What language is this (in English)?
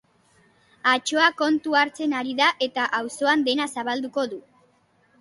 Basque